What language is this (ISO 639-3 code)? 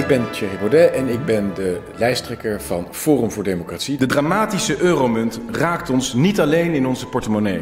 nld